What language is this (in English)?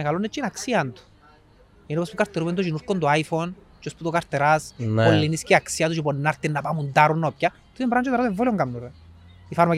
Greek